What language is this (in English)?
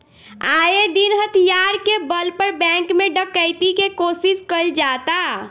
Bhojpuri